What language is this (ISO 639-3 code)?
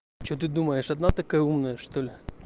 rus